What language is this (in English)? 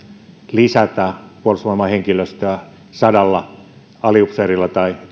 Finnish